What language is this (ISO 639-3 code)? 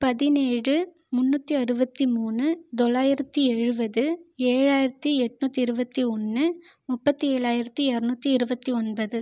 tam